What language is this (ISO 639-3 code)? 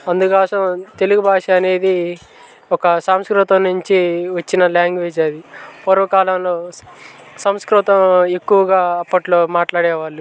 tel